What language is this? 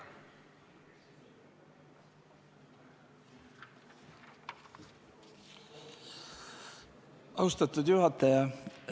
Estonian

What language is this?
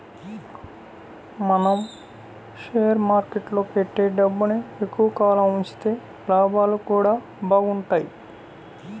Telugu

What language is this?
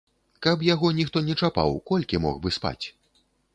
Belarusian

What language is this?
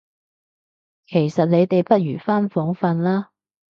Cantonese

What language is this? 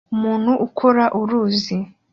Kinyarwanda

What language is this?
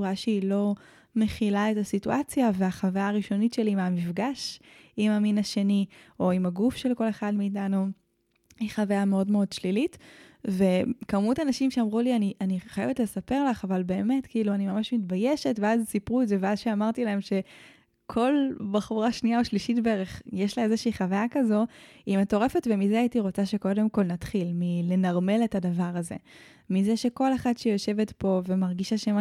Hebrew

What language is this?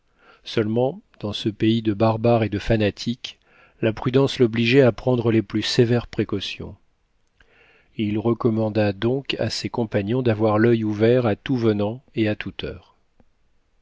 French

